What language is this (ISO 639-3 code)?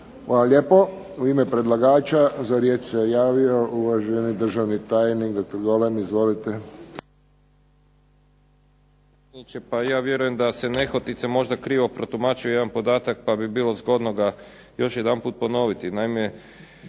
hrv